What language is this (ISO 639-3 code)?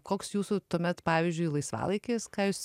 lit